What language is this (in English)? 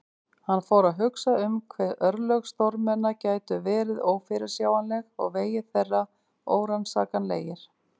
Icelandic